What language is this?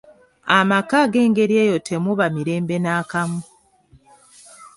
Ganda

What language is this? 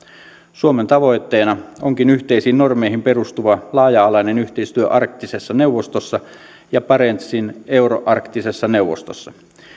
Finnish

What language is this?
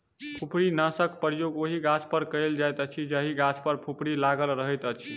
Maithili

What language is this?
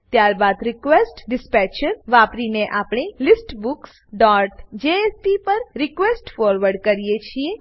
Gujarati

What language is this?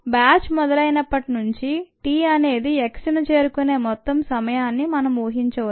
Telugu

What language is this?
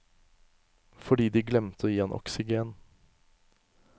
Norwegian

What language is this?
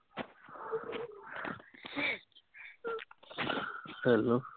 Punjabi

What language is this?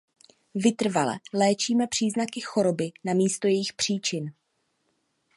Czech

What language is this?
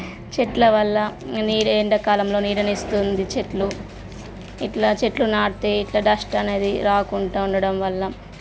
Telugu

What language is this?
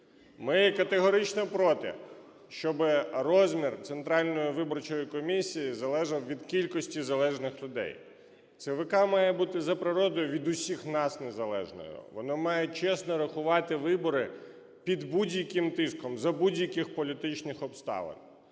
Ukrainian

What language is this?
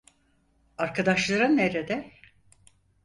Turkish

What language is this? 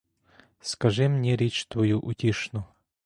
Ukrainian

